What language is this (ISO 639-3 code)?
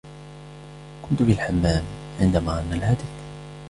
ara